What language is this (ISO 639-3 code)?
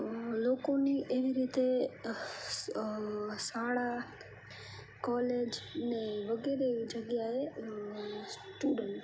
guj